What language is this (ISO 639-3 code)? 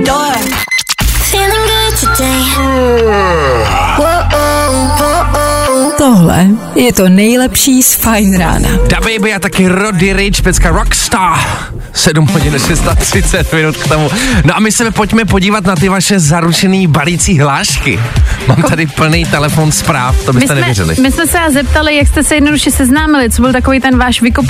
ces